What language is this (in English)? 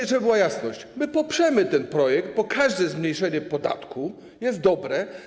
Polish